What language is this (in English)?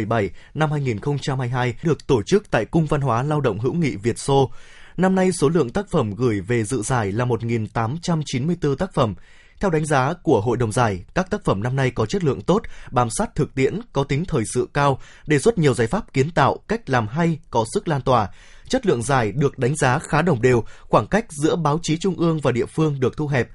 Vietnamese